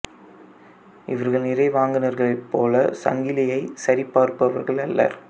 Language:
Tamil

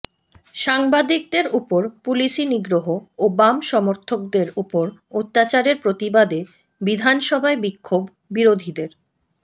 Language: Bangla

